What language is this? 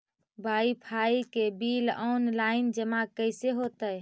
Magahi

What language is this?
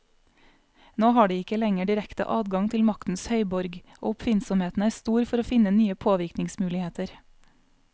Norwegian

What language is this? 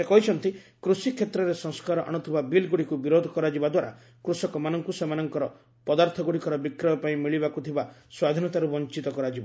Odia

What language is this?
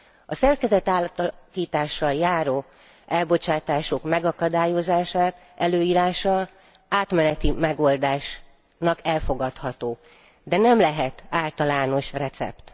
Hungarian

